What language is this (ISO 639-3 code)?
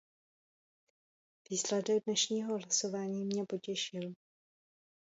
ces